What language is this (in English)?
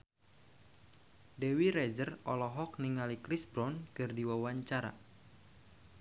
Sundanese